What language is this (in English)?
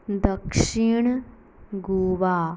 Konkani